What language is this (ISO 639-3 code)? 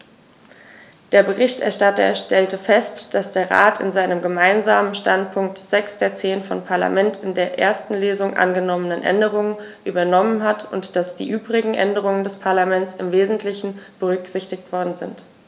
deu